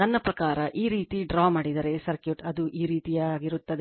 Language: Kannada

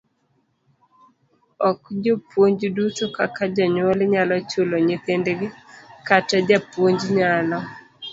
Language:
Luo (Kenya and Tanzania)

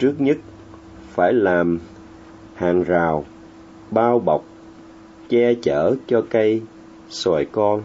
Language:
Vietnamese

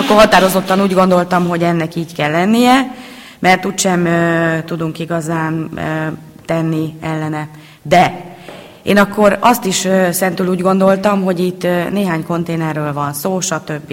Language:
Hungarian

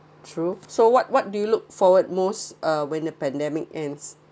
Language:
English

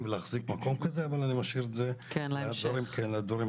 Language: Hebrew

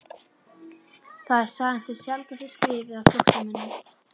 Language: Icelandic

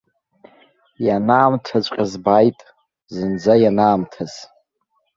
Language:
Abkhazian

